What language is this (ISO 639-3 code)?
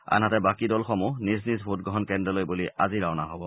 asm